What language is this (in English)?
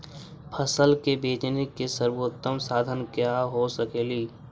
Magahi